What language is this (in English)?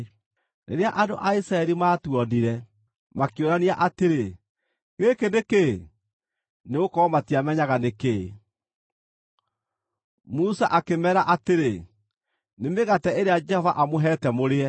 Kikuyu